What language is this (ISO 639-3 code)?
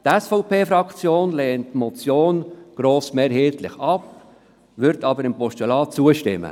gsw